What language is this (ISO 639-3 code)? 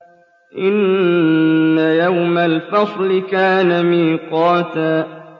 ara